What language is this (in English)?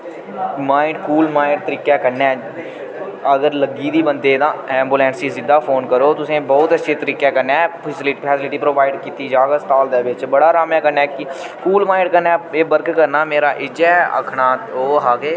Dogri